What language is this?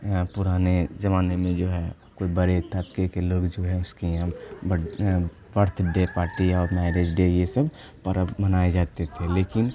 Urdu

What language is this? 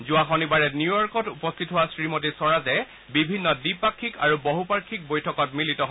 Assamese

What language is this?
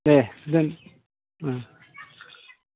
Bodo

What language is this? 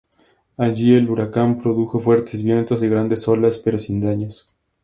Spanish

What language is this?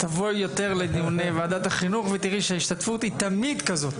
Hebrew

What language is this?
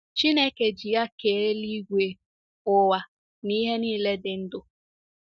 Igbo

